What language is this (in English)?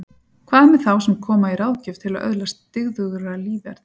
Icelandic